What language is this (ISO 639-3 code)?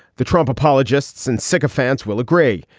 eng